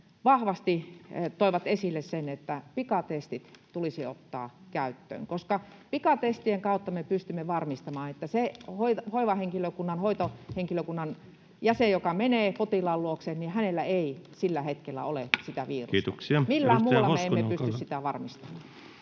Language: Finnish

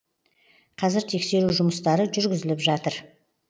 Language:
Kazakh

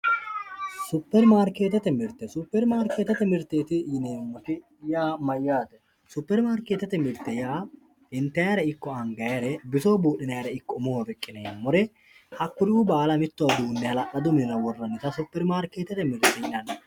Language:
Sidamo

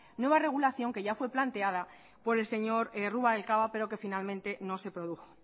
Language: Spanish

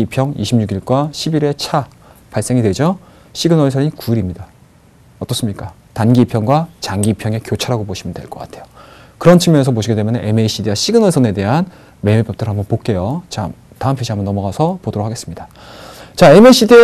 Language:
Korean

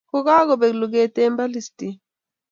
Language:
Kalenjin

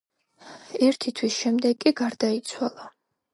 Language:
Georgian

